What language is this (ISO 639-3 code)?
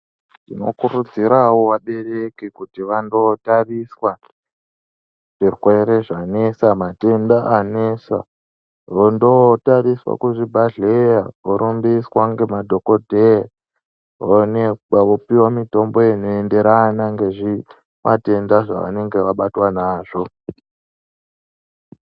ndc